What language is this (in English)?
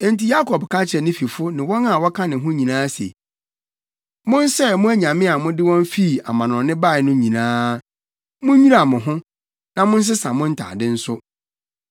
Akan